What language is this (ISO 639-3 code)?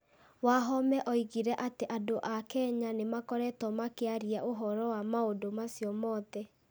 kik